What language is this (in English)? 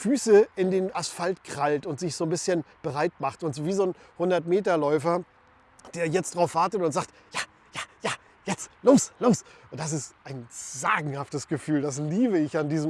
German